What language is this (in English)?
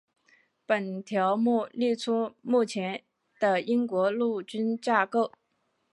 Chinese